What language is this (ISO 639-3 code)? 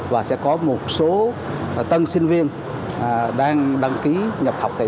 vie